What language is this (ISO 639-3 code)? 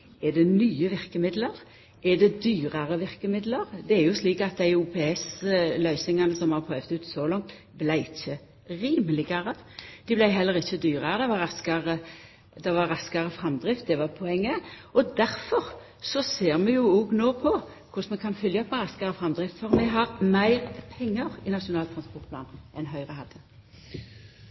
nno